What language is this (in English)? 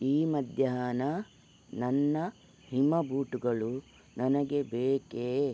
Kannada